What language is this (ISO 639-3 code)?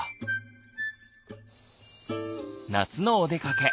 jpn